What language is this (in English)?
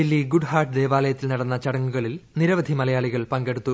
Malayalam